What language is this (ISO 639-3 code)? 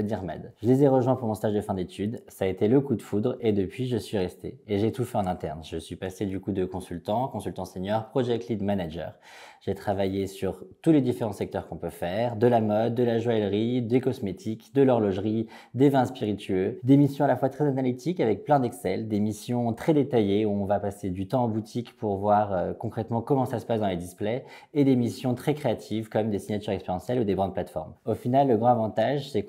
fra